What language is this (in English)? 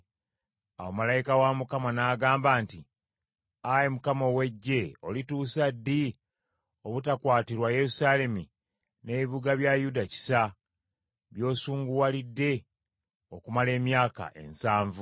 Ganda